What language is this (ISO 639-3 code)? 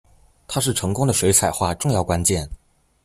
zho